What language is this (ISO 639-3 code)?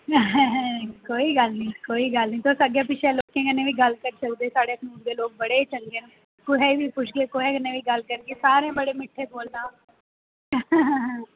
doi